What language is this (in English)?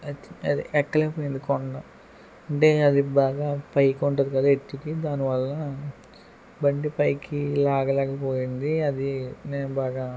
Telugu